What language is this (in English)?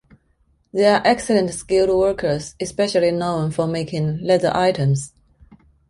English